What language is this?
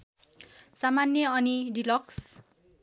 Nepali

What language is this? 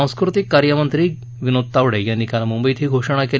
Marathi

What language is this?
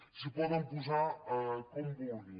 Catalan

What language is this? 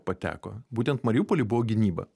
Lithuanian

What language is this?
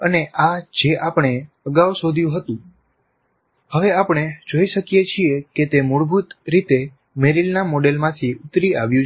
Gujarati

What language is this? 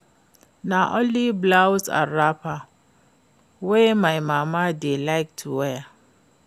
Nigerian Pidgin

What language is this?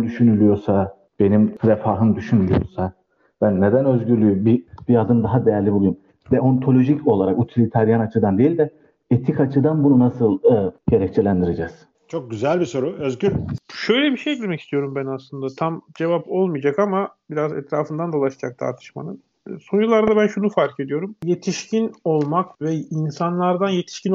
Turkish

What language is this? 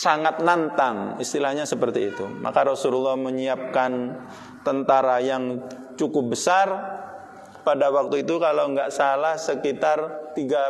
Indonesian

